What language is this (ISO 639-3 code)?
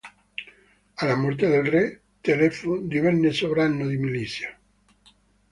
ita